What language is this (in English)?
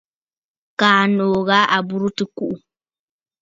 Bafut